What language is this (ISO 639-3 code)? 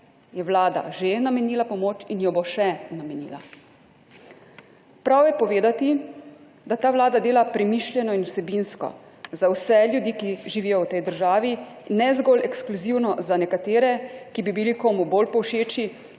slv